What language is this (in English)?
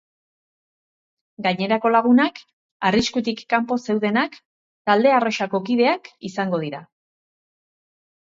Basque